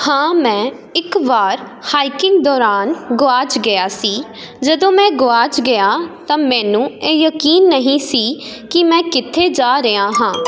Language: Punjabi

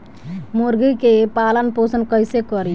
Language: Bhojpuri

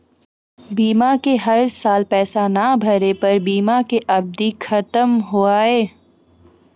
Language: Maithili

